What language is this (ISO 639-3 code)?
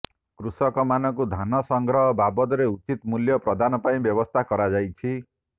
ori